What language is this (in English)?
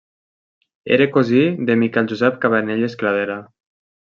Catalan